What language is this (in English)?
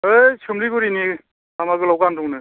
Bodo